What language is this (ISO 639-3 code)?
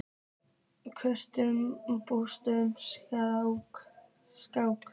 isl